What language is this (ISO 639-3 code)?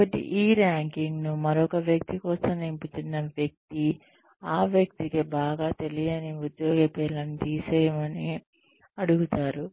tel